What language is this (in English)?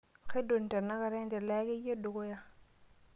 Masai